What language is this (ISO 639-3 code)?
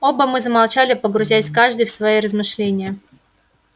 rus